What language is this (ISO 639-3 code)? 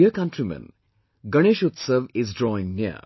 eng